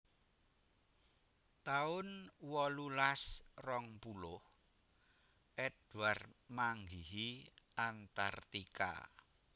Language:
Javanese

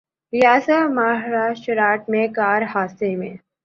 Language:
Urdu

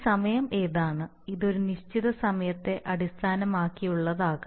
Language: Malayalam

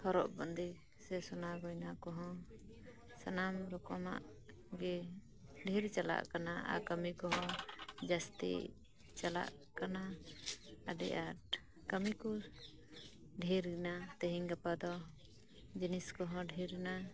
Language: Santali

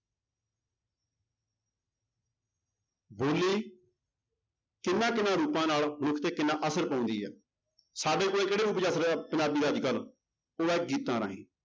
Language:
Punjabi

